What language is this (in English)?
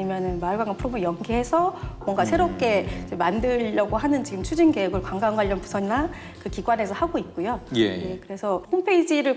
Korean